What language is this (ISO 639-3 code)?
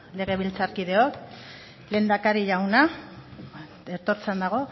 eus